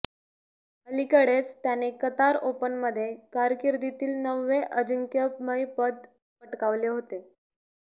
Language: Marathi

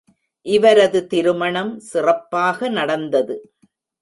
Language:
Tamil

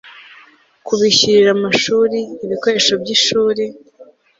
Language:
Kinyarwanda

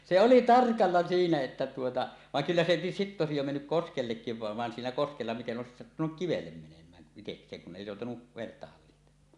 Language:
Finnish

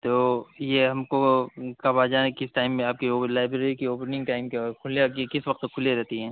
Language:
Urdu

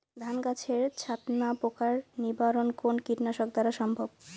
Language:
Bangla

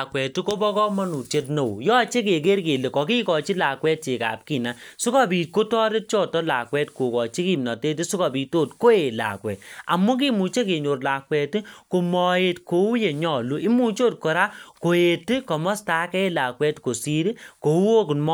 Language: Kalenjin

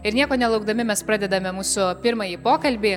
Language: Lithuanian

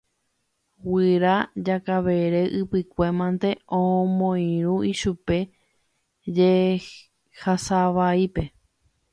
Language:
Guarani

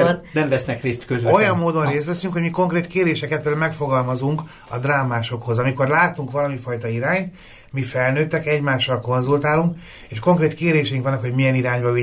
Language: Hungarian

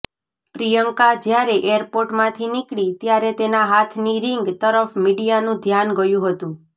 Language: Gujarati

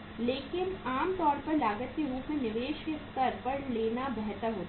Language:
Hindi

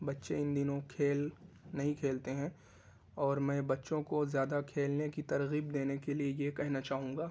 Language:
Urdu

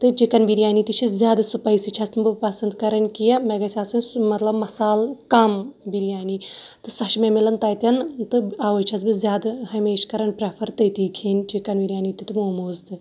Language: Kashmiri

